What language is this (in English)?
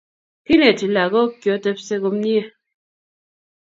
Kalenjin